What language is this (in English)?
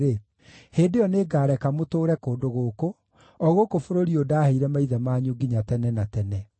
Kikuyu